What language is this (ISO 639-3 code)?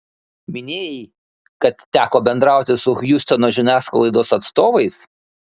lit